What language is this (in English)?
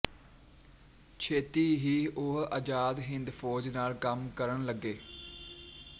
Punjabi